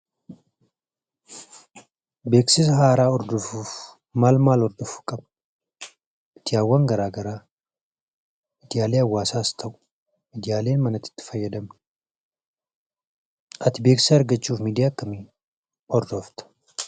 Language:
Oromo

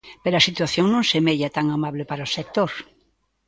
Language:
Galician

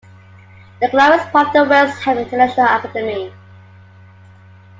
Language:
English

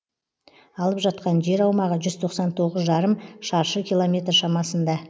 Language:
Kazakh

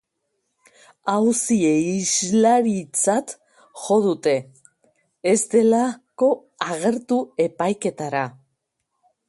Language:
Basque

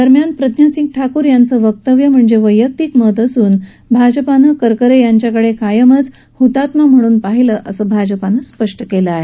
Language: Marathi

